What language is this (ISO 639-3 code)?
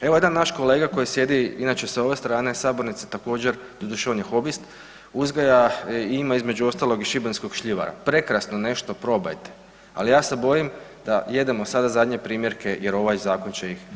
hrv